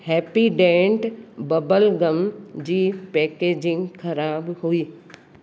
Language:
Sindhi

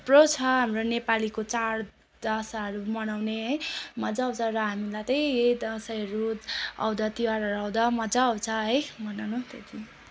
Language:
Nepali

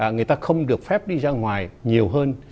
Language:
Vietnamese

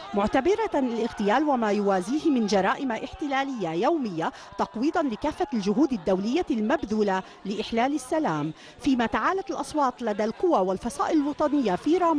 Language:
Arabic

